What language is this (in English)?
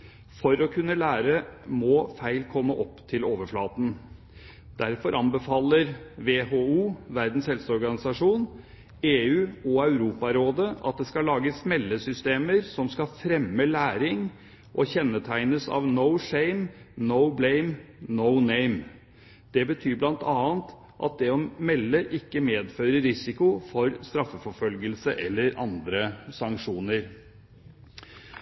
Norwegian Bokmål